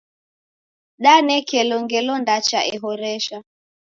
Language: Taita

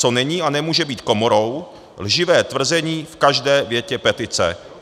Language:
Czech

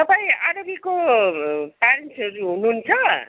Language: Nepali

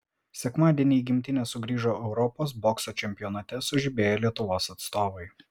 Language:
Lithuanian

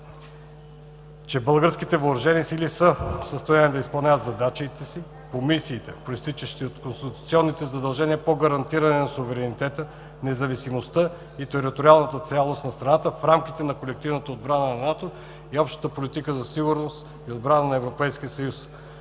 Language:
Bulgarian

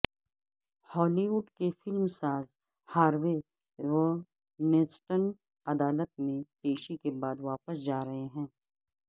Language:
Urdu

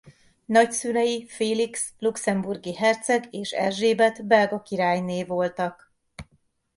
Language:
Hungarian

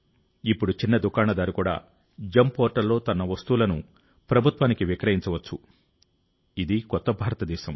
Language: Telugu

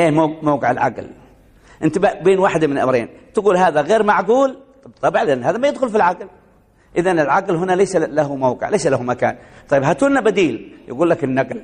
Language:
Arabic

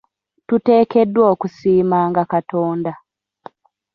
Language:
Ganda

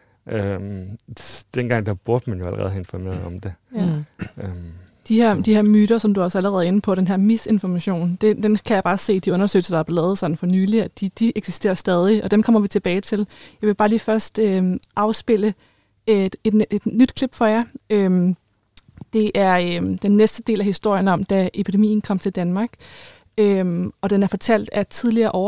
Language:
Danish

